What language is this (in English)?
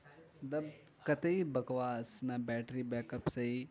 Urdu